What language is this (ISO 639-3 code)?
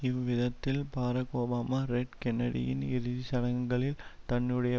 tam